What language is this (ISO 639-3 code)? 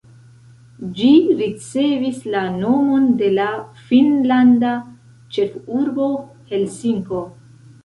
epo